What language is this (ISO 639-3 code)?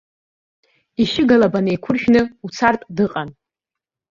abk